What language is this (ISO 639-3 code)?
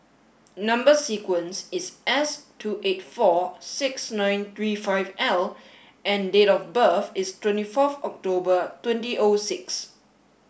eng